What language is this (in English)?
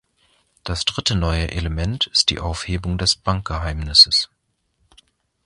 German